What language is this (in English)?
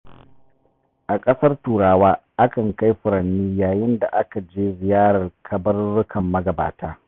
Hausa